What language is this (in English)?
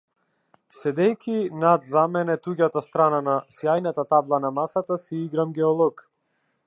Macedonian